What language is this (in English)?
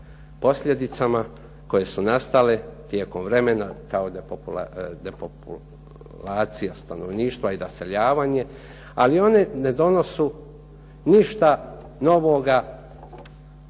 Croatian